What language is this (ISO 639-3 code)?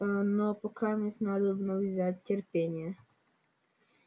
rus